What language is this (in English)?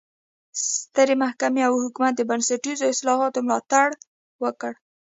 Pashto